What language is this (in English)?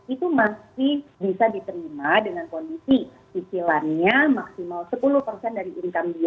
Indonesian